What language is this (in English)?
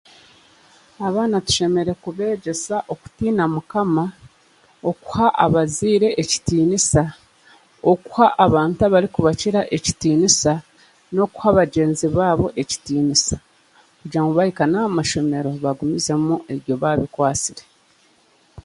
Chiga